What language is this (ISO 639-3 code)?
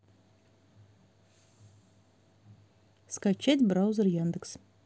rus